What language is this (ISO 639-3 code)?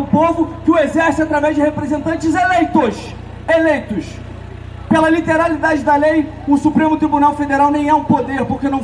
por